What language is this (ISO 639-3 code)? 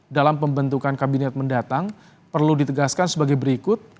ind